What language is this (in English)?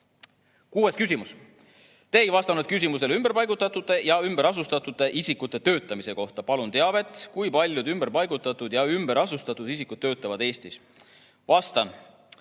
Estonian